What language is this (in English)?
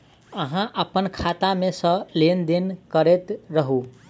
Maithili